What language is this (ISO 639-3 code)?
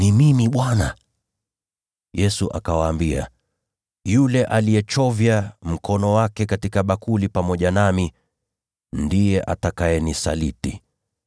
swa